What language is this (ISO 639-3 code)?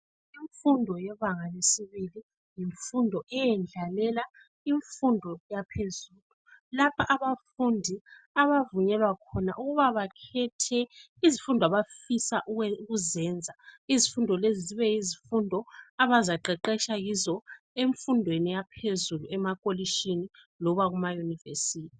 nde